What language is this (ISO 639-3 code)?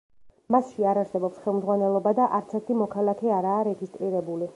kat